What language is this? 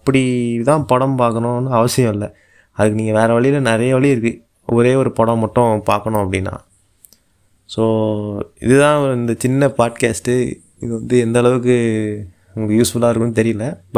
Tamil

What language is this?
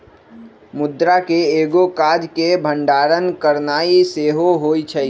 Magahi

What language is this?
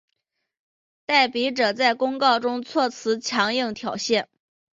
Chinese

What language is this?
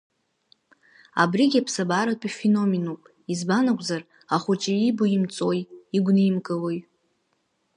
Abkhazian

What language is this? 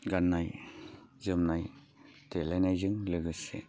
Bodo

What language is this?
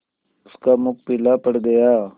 Hindi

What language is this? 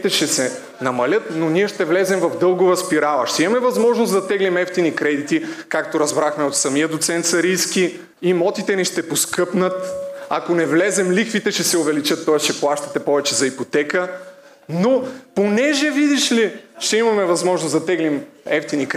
Bulgarian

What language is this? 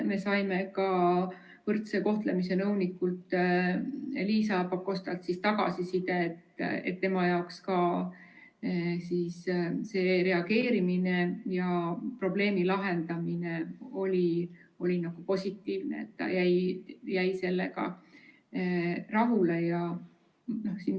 Estonian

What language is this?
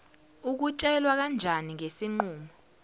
Zulu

